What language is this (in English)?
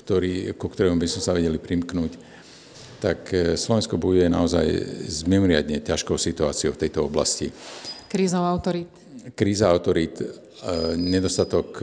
Slovak